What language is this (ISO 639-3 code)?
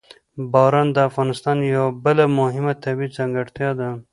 pus